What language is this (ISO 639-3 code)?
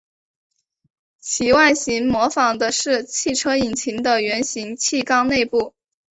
zho